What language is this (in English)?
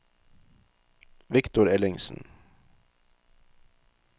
Norwegian